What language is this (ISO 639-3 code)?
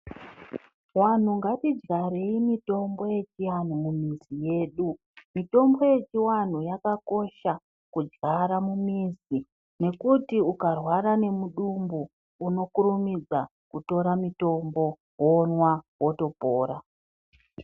ndc